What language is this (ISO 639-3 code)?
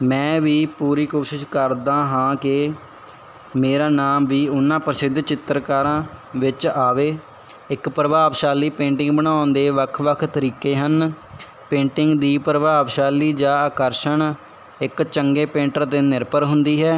pan